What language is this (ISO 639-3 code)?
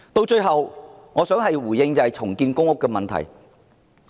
yue